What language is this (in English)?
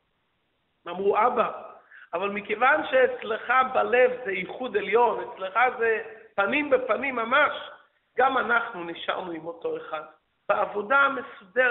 Hebrew